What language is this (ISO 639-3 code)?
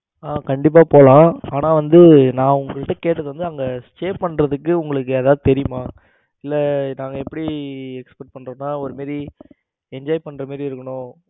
tam